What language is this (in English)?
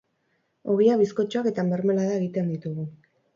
Basque